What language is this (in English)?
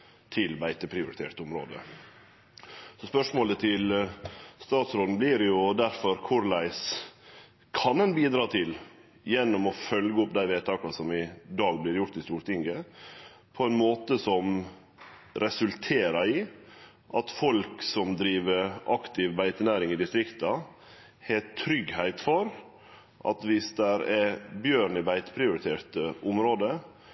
Norwegian Nynorsk